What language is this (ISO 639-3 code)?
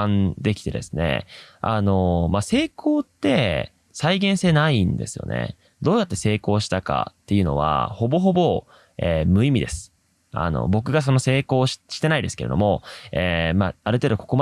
jpn